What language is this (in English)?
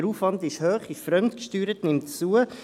Swiss German